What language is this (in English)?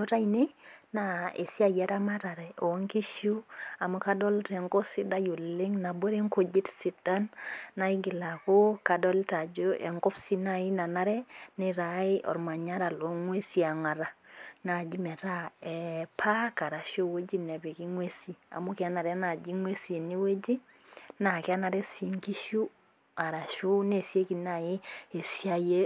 Masai